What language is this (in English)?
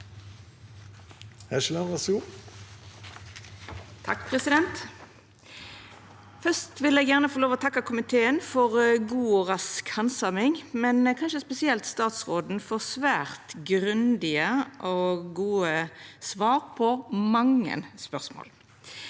Norwegian